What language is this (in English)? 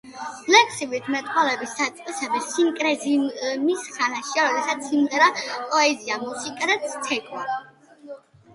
Georgian